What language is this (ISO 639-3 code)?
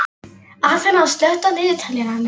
isl